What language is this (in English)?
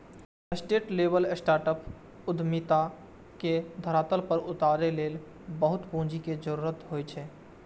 Maithili